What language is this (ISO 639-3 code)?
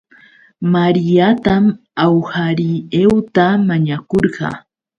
qux